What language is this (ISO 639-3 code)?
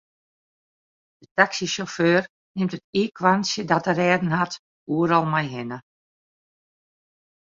fry